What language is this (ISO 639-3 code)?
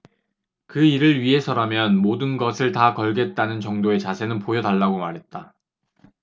kor